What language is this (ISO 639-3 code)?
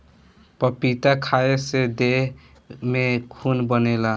bho